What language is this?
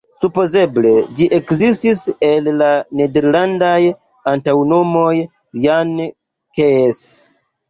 Esperanto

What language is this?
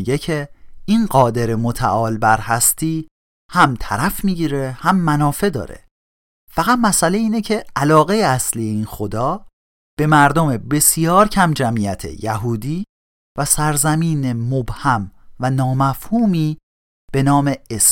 Persian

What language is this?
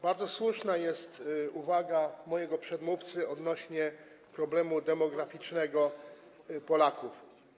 Polish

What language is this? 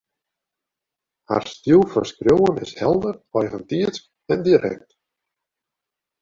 Western Frisian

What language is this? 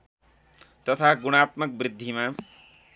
Nepali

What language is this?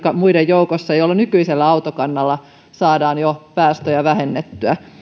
Finnish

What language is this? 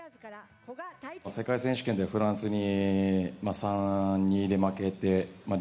Japanese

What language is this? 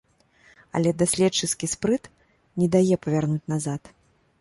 Belarusian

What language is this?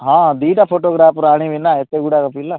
Odia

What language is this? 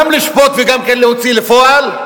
Hebrew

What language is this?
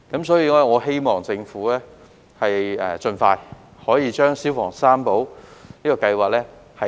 Cantonese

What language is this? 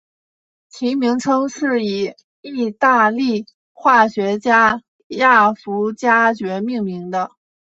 Chinese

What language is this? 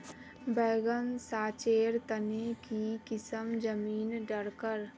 Magahi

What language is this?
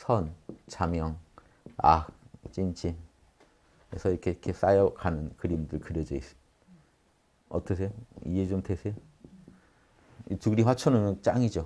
Korean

